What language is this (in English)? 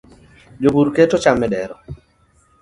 Luo (Kenya and Tanzania)